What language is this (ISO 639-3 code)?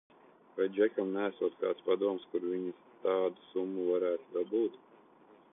lav